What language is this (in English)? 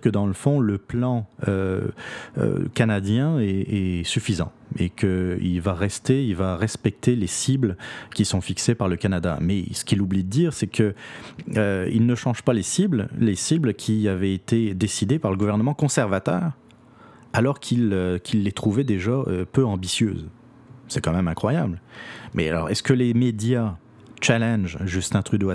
French